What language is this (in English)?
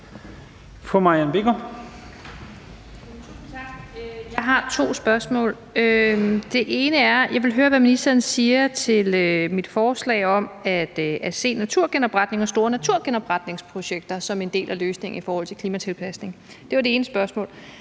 Danish